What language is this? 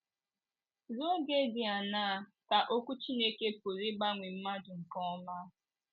Igbo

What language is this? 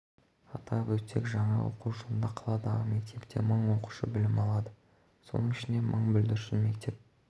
Kazakh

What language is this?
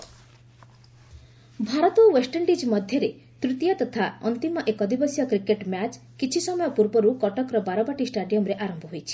Odia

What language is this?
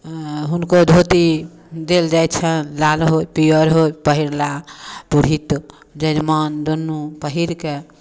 Maithili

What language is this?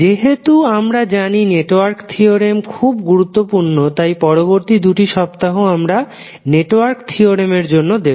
Bangla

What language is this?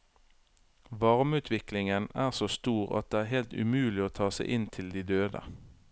Norwegian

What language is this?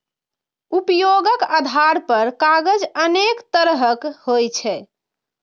Maithili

